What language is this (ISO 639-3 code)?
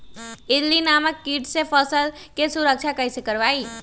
mag